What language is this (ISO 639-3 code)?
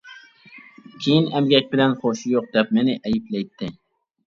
uig